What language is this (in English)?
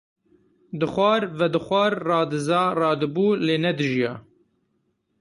Kurdish